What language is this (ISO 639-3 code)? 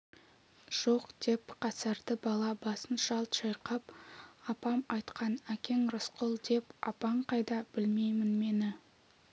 kaz